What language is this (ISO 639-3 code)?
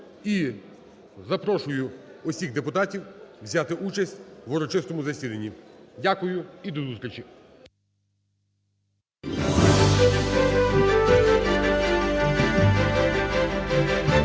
ukr